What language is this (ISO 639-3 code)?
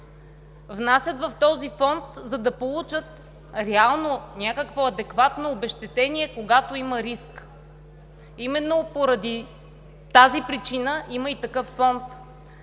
bul